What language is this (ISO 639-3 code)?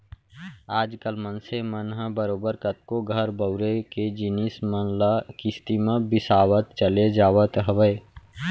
hne